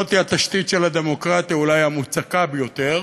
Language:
Hebrew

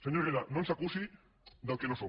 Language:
Catalan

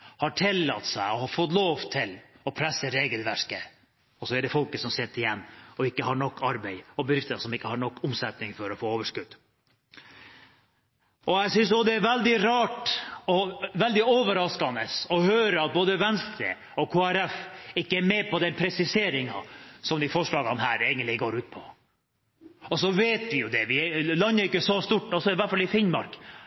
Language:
Norwegian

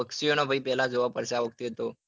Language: Gujarati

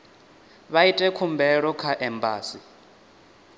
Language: Venda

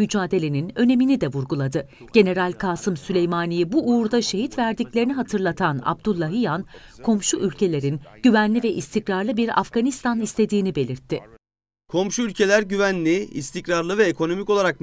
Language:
Turkish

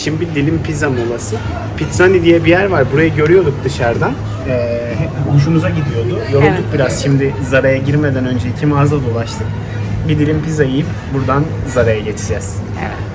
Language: Turkish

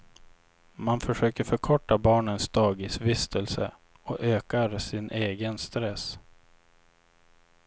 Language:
Swedish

